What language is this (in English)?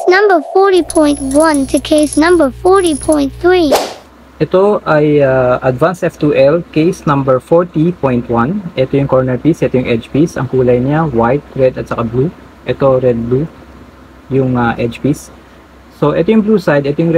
Filipino